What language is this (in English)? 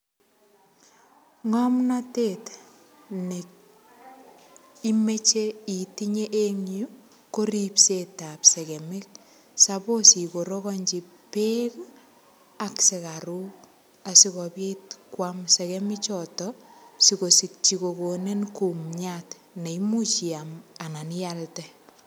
Kalenjin